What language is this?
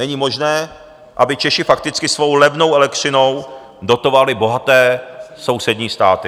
Czech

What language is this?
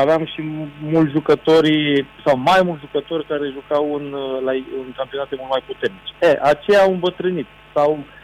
Romanian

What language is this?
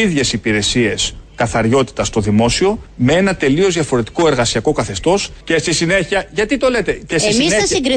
Greek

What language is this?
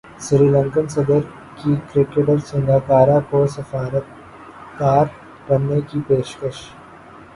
Urdu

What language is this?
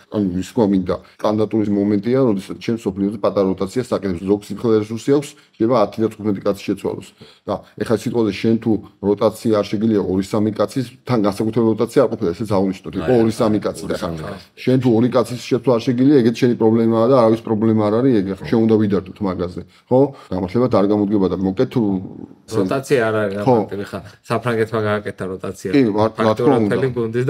Romanian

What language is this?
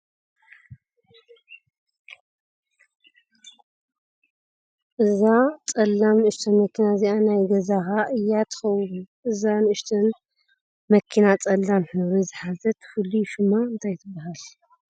Tigrinya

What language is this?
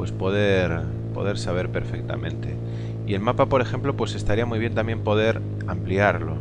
Spanish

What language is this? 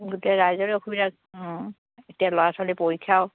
Assamese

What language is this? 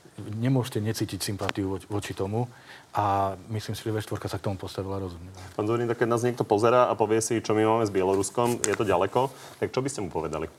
Slovak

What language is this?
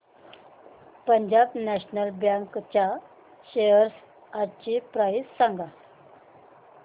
Marathi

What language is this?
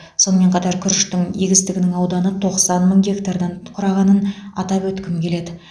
Kazakh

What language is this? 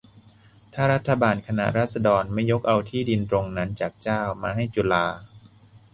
Thai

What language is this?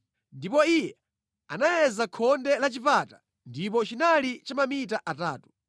Nyanja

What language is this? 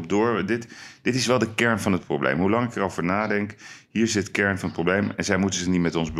Dutch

